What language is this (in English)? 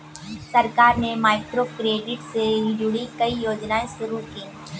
Hindi